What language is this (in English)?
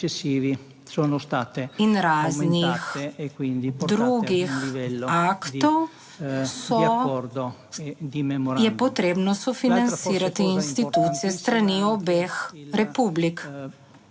Slovenian